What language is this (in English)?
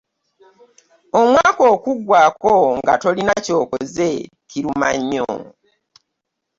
Ganda